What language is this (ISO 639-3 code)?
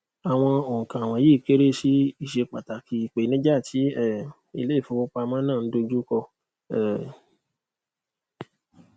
yor